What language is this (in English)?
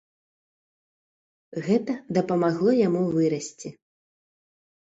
Belarusian